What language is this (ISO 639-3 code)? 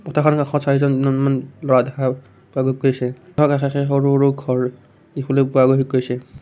asm